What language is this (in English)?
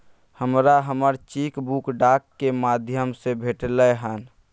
Maithili